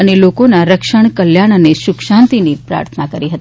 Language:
Gujarati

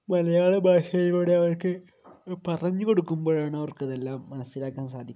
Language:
Malayalam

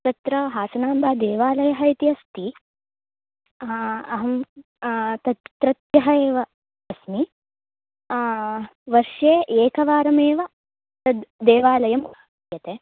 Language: Sanskrit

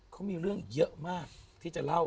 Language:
Thai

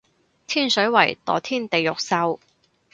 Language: Cantonese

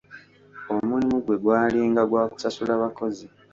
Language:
Ganda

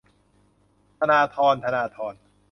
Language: Thai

